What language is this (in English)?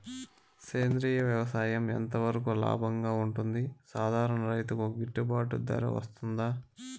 Telugu